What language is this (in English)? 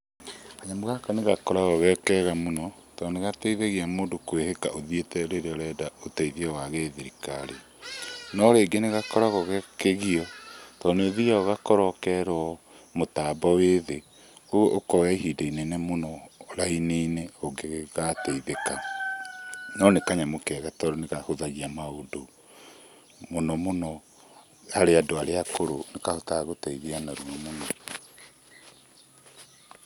Kikuyu